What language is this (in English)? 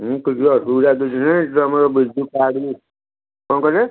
Odia